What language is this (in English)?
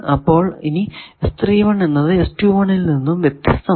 Malayalam